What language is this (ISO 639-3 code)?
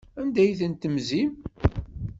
kab